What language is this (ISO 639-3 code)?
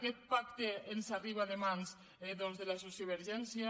cat